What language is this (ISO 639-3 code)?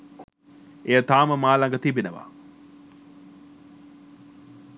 sin